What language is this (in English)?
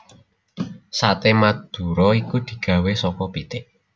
Javanese